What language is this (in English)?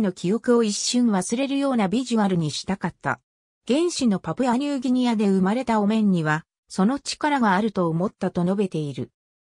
Japanese